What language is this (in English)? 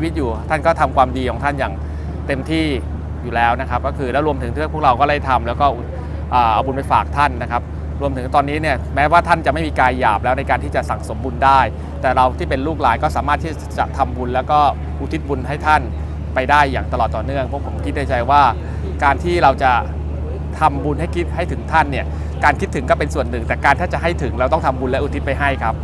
Thai